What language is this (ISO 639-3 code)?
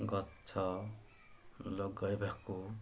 ori